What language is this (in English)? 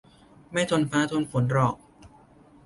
Thai